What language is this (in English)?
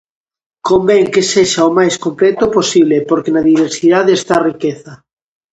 Galician